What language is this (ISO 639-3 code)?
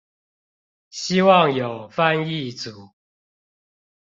zho